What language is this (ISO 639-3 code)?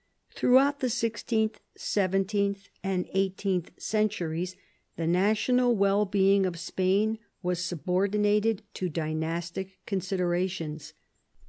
eng